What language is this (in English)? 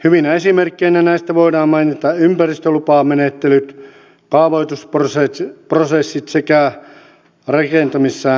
Finnish